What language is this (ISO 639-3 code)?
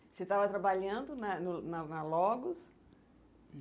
por